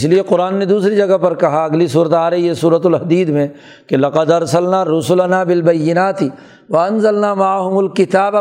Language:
Urdu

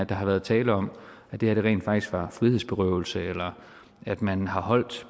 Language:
Danish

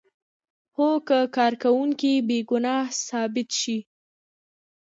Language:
Pashto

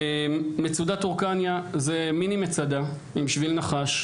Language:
Hebrew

